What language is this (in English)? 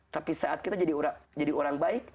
Indonesian